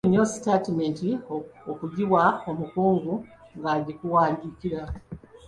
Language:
Ganda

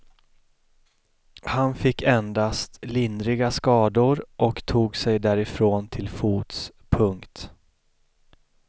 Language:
Swedish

